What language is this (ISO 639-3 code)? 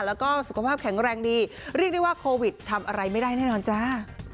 tha